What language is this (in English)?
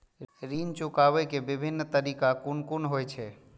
Maithili